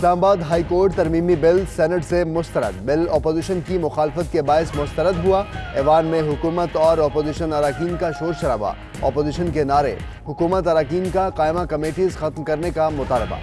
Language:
Urdu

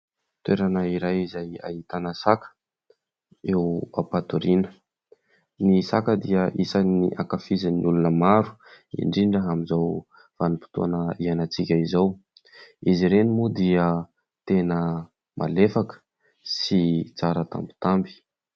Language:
Malagasy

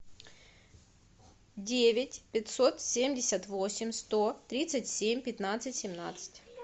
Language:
Russian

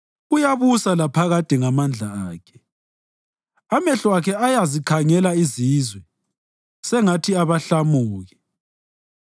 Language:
North Ndebele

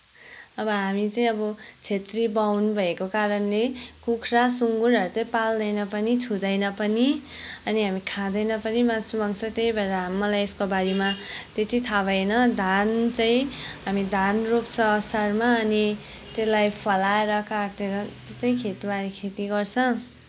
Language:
Nepali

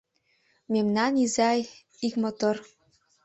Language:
Mari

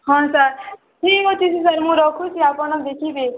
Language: Odia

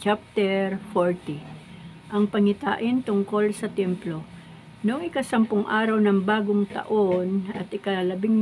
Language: Filipino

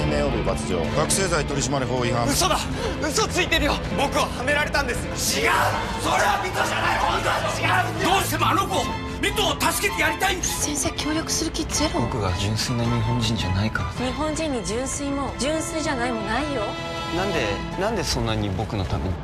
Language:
Japanese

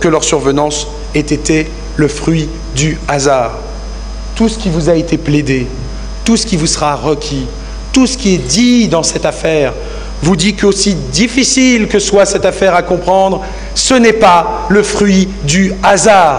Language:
French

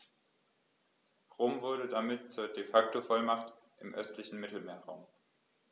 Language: German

